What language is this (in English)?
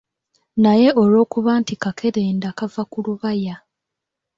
Ganda